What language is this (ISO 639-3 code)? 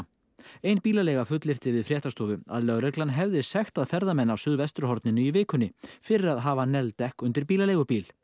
isl